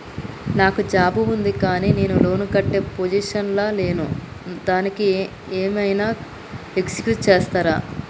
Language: Telugu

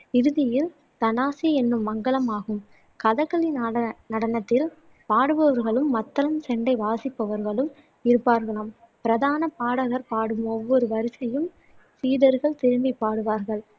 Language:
Tamil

